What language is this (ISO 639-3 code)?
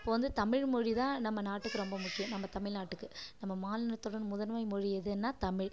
tam